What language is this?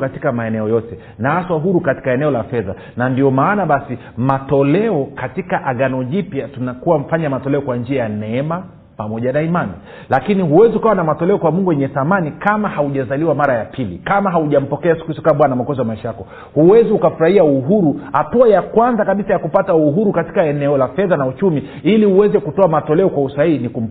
Swahili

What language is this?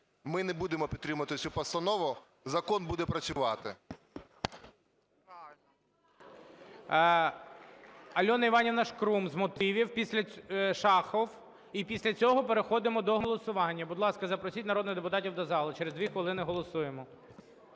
Ukrainian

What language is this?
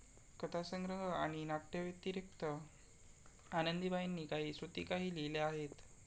Marathi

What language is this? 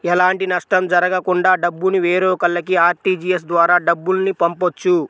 Telugu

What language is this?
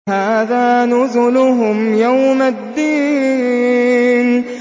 Arabic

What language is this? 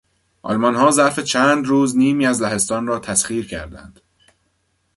Persian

